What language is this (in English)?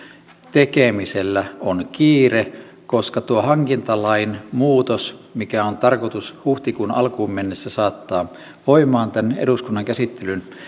Finnish